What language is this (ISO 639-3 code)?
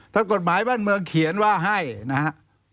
tha